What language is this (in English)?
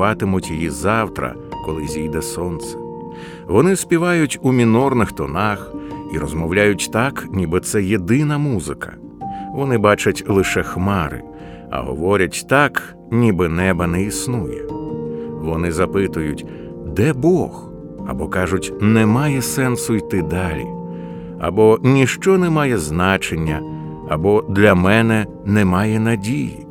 Ukrainian